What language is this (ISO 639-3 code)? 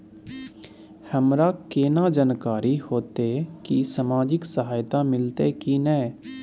mai